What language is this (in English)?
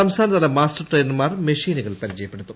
Malayalam